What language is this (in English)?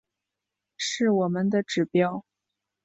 Chinese